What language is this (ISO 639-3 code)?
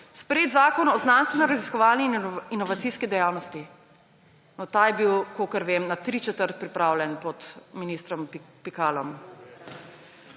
slv